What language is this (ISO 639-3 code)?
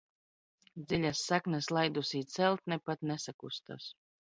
lav